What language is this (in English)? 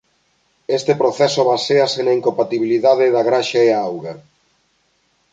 Galician